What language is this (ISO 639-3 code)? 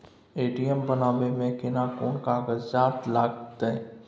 mai